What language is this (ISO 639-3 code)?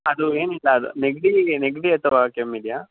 kan